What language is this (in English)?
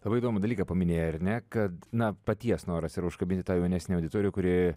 Lithuanian